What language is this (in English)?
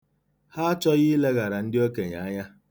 Igbo